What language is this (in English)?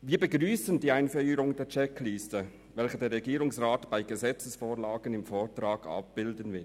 Swiss German